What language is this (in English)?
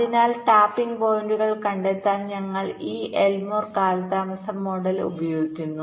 Malayalam